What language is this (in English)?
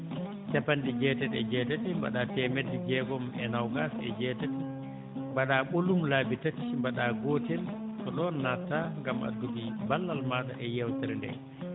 Fula